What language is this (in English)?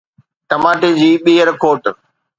Sindhi